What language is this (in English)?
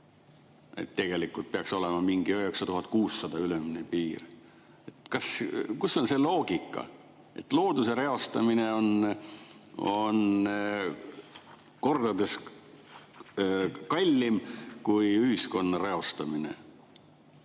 Estonian